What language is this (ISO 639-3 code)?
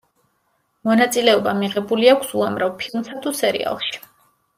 kat